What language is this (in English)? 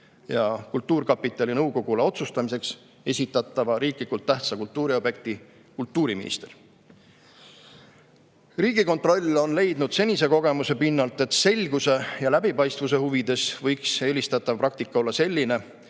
Estonian